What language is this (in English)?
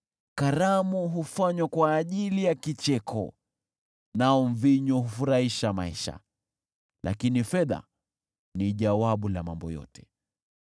Swahili